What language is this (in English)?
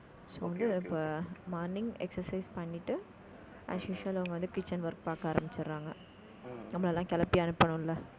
Tamil